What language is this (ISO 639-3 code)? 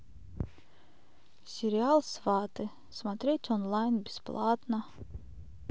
rus